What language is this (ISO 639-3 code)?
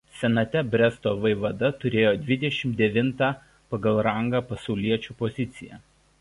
lit